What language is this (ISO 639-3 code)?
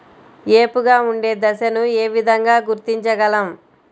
tel